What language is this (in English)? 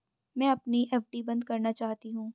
Hindi